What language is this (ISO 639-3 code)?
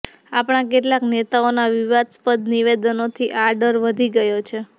guj